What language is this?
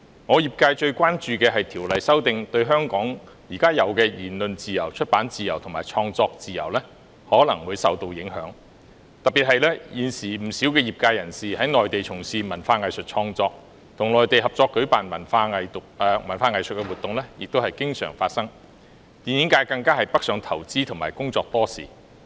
Cantonese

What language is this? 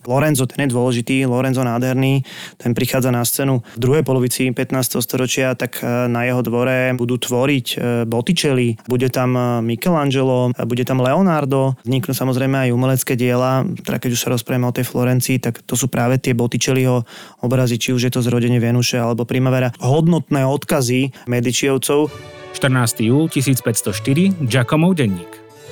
Slovak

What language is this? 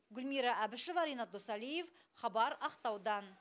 Kazakh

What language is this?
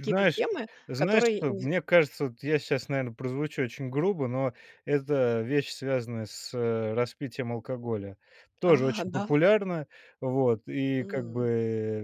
Russian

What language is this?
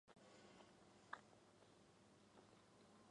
Chinese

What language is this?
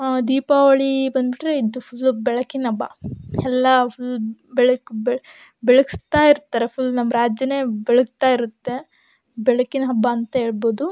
Kannada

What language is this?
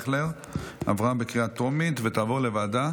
Hebrew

